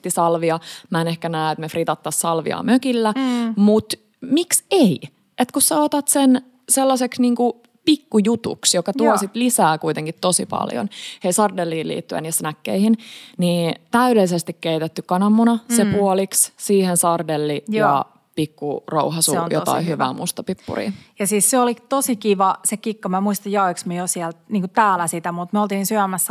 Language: Finnish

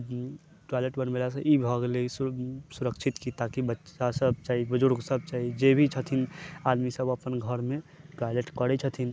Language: Maithili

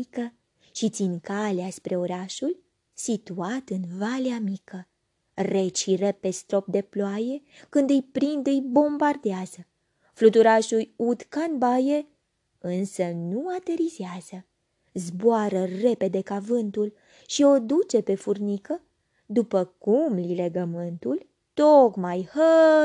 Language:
Romanian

